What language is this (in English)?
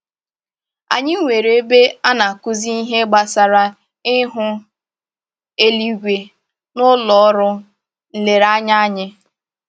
Igbo